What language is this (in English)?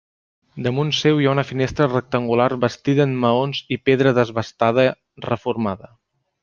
Catalan